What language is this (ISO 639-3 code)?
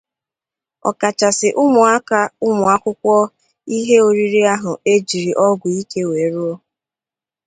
ibo